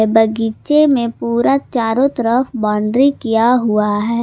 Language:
Hindi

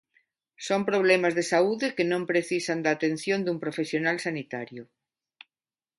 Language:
Galician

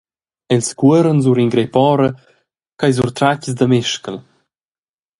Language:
Romansh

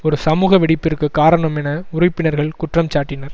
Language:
Tamil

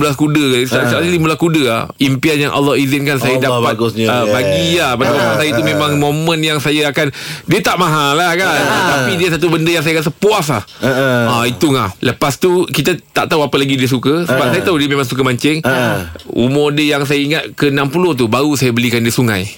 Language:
Malay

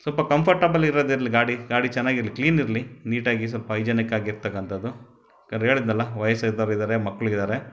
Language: Kannada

